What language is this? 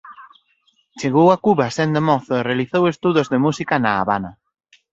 Galician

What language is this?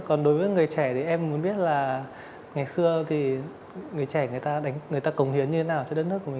Vietnamese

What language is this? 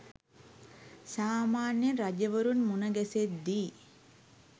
Sinhala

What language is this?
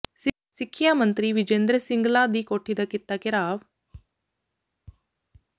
Punjabi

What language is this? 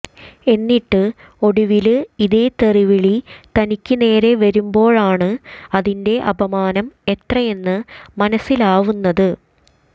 Malayalam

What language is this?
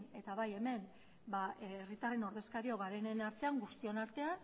Basque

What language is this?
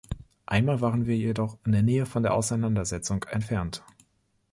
German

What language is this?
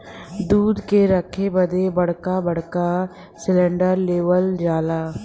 Bhojpuri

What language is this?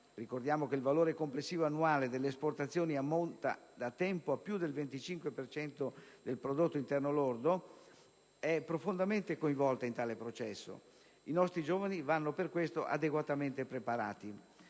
Italian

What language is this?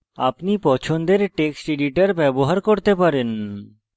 Bangla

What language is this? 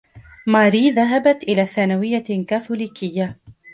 Arabic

